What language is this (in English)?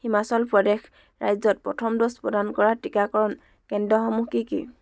Assamese